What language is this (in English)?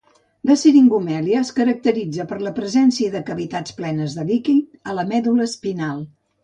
Catalan